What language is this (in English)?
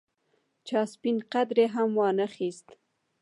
Pashto